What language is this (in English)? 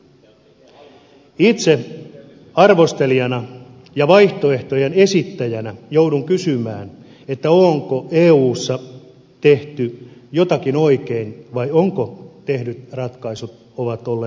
Finnish